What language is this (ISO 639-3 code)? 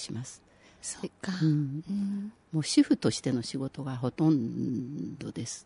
jpn